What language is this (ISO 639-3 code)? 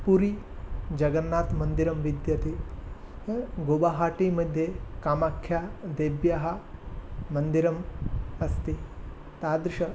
san